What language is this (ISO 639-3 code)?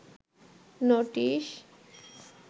ben